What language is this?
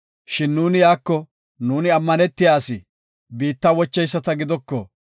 Gofa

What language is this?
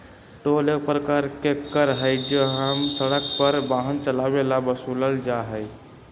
Magahi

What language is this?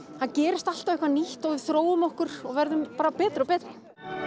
Icelandic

